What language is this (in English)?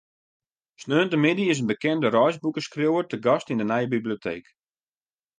Western Frisian